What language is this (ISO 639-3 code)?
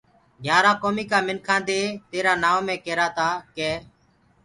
ggg